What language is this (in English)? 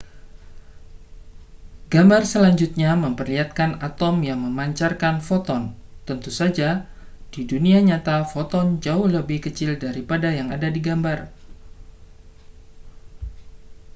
Indonesian